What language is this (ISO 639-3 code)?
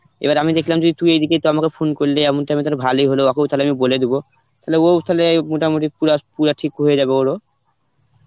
ben